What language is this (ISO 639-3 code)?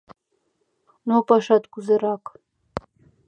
chm